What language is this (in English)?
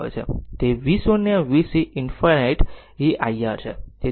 Gujarati